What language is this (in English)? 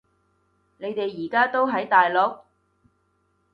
Cantonese